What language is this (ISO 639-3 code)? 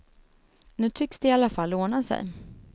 swe